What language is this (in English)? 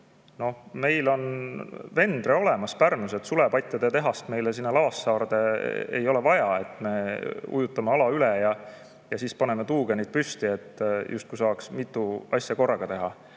Estonian